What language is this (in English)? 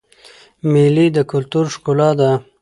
Pashto